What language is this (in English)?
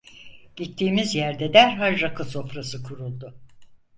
Turkish